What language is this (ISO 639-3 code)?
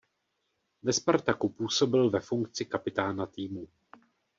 ces